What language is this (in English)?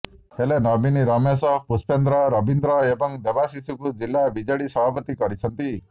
Odia